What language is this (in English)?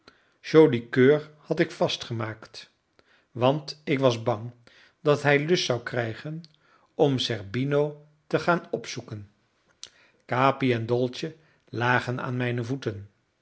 Dutch